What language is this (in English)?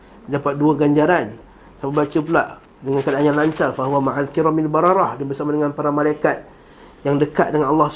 Malay